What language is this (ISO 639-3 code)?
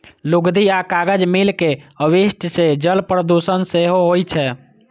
mai